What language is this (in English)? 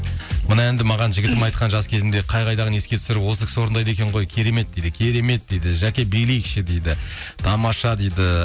Kazakh